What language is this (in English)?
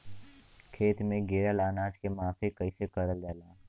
Bhojpuri